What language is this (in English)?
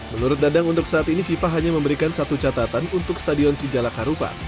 Indonesian